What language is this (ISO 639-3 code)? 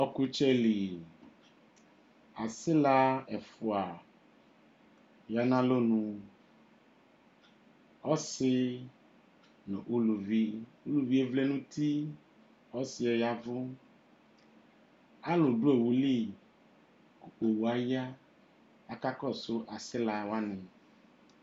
kpo